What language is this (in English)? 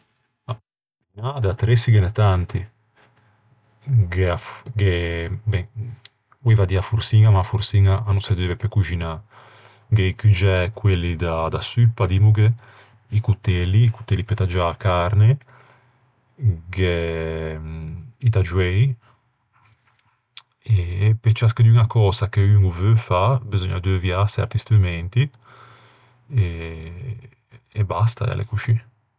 Ligurian